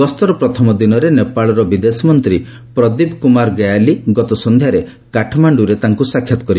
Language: Odia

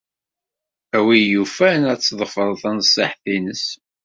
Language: Kabyle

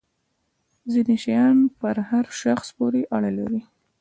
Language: Pashto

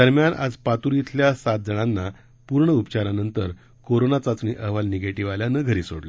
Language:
Marathi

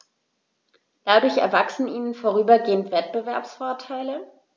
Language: German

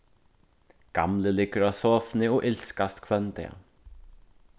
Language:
Faroese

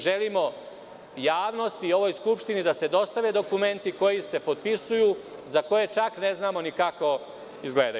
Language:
Serbian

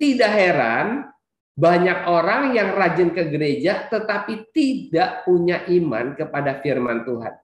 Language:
Indonesian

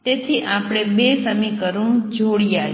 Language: Gujarati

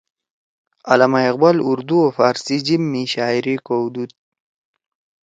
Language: Torwali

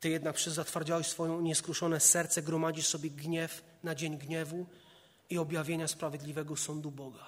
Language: Polish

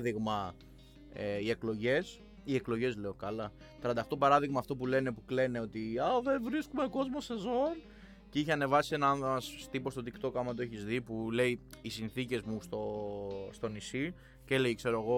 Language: Greek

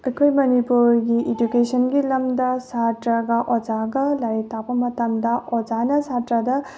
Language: Manipuri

